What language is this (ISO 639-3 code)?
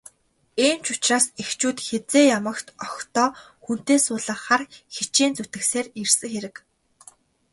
mon